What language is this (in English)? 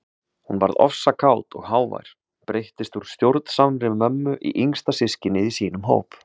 Icelandic